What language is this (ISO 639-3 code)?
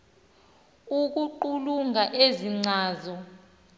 xho